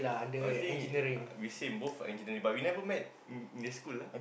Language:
English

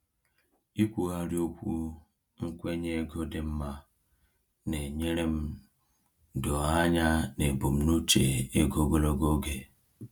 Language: Igbo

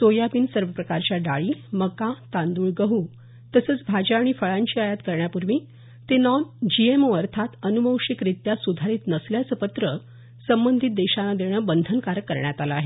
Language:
Marathi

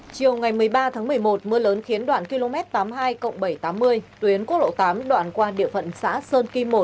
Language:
Vietnamese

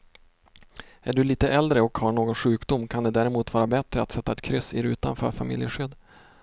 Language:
Swedish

